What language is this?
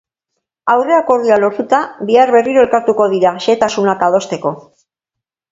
Basque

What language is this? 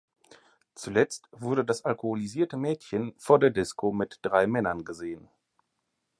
German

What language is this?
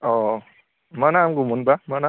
Bodo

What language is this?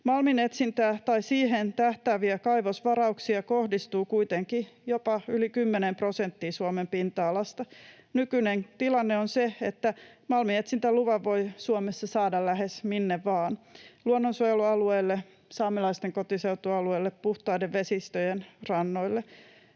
Finnish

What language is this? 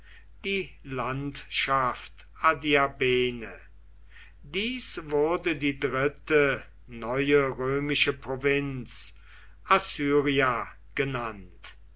German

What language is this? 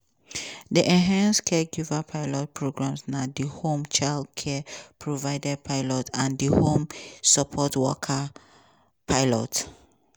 Nigerian Pidgin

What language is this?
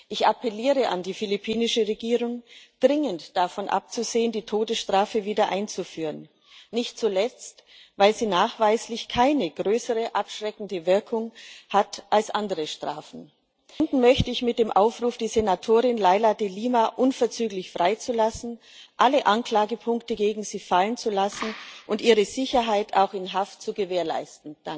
German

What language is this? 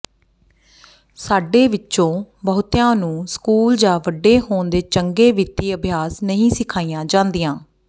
Punjabi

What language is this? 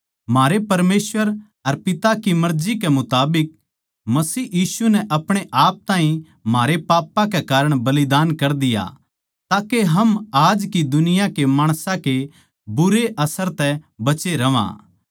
Haryanvi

